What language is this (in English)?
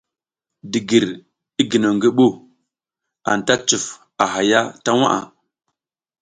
South Giziga